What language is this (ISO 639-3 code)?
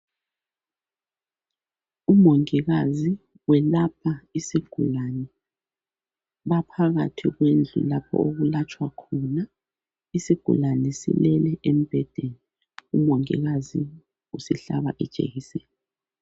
nde